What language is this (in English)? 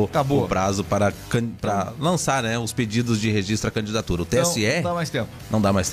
Portuguese